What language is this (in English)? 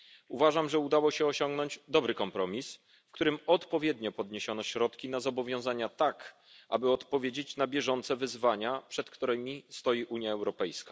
Polish